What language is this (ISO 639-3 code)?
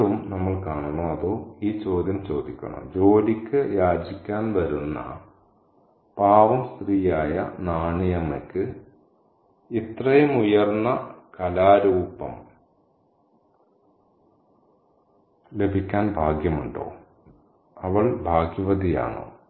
mal